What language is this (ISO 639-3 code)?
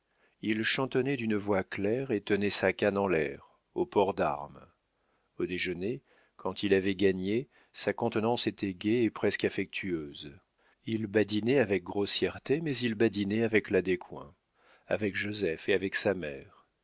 fra